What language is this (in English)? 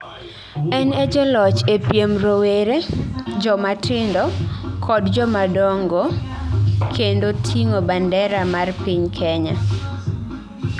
Luo (Kenya and Tanzania)